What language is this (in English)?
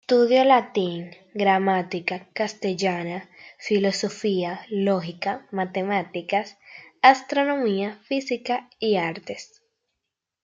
Spanish